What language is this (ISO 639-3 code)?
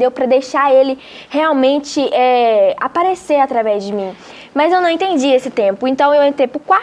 por